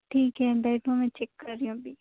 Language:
Urdu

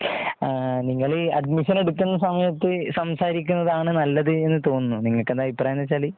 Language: Malayalam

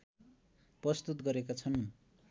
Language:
Nepali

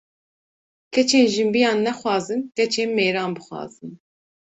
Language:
Kurdish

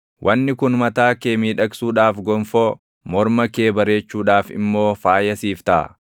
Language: Oromo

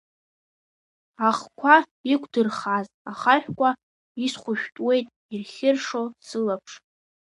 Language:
Abkhazian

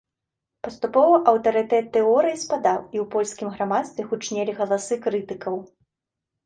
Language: Belarusian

